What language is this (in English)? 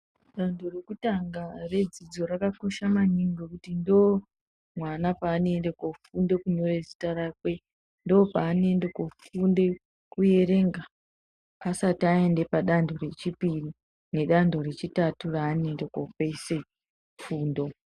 Ndau